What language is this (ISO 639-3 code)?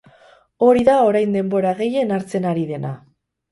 eus